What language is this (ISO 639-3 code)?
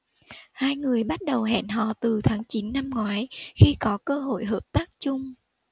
vie